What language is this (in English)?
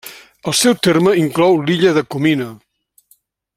Catalan